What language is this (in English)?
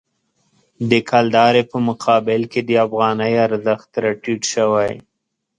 Pashto